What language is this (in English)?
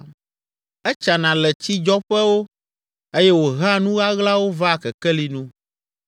Ewe